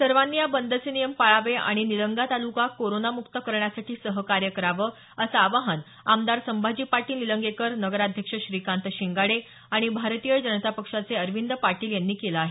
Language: Marathi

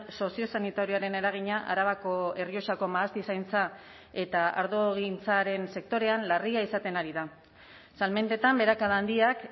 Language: Basque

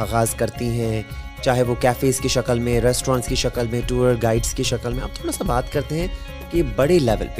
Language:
Urdu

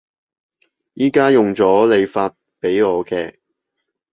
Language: Cantonese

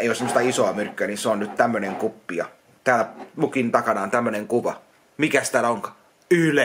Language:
Finnish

